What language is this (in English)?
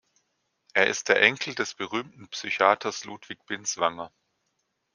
German